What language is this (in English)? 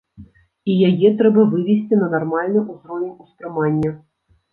Belarusian